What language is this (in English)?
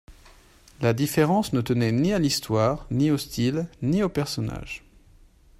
French